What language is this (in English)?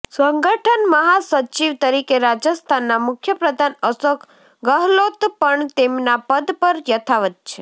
Gujarati